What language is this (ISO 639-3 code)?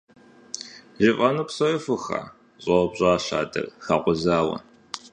kbd